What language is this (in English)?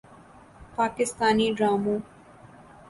Urdu